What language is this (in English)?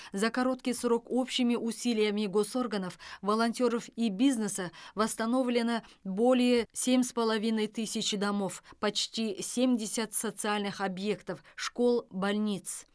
Kazakh